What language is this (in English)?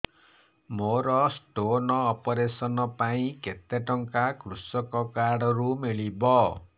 Odia